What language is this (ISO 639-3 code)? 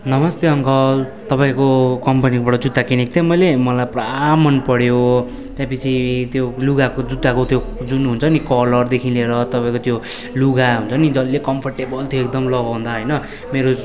nep